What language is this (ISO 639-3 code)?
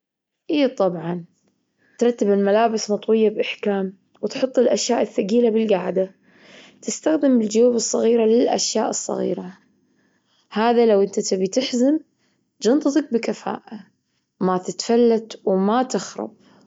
afb